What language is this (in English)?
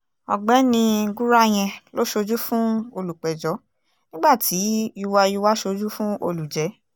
Yoruba